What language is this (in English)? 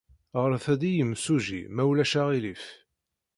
Kabyle